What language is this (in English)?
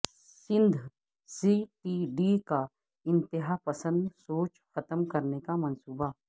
Urdu